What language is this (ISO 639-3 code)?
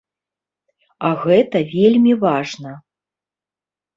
bel